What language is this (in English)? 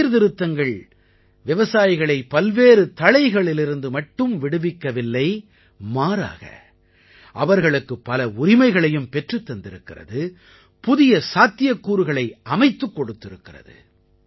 Tamil